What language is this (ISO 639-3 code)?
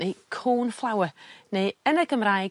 cym